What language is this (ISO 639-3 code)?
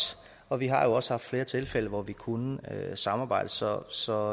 dan